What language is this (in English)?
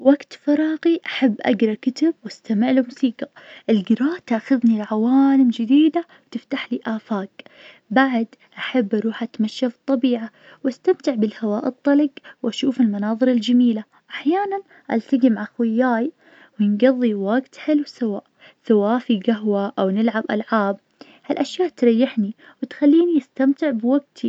Najdi Arabic